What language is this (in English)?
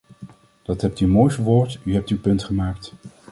Dutch